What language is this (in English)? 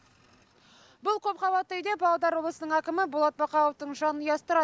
Kazakh